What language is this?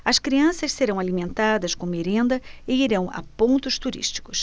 Portuguese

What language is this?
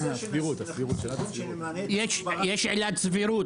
Hebrew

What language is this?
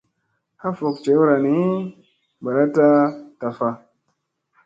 Musey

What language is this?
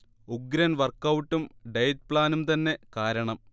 Malayalam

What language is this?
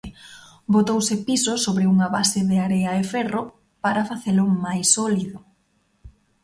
Galician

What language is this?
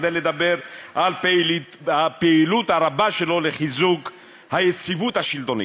Hebrew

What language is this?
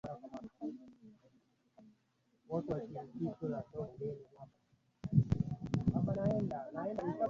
Swahili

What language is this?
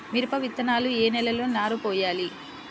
Telugu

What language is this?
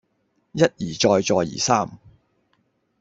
Cantonese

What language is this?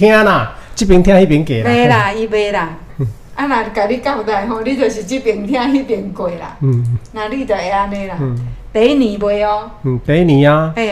Chinese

